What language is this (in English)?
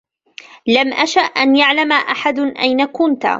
Arabic